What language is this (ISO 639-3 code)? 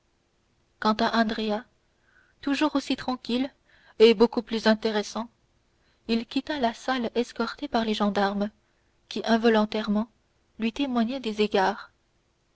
fra